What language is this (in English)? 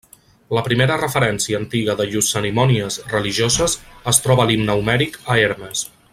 Catalan